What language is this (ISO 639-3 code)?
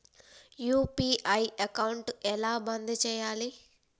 tel